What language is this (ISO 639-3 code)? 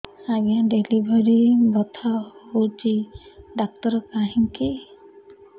ori